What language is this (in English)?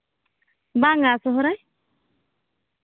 Santali